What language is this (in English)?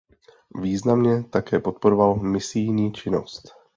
Czech